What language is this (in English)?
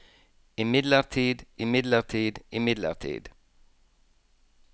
Norwegian